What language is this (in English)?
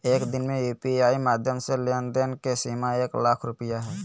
Magahi